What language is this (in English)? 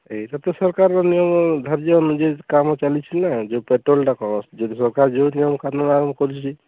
Odia